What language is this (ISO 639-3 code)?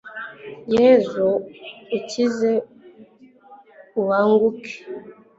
kin